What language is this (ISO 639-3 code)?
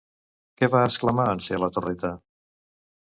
cat